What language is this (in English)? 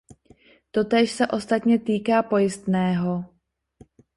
Czech